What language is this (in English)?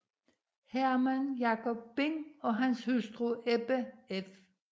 Danish